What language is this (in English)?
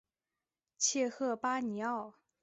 Chinese